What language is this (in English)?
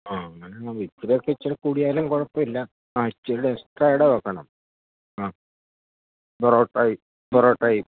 Malayalam